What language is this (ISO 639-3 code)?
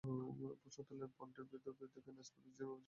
ben